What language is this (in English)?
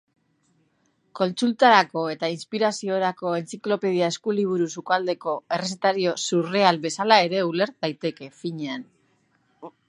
Basque